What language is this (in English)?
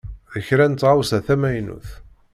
Kabyle